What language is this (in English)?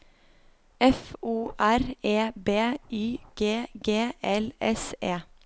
Norwegian